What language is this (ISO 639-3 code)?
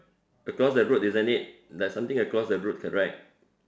eng